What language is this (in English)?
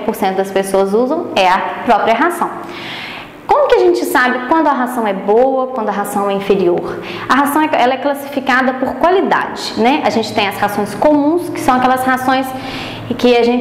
Portuguese